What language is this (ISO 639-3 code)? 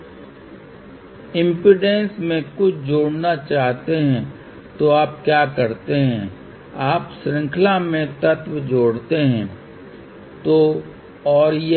hin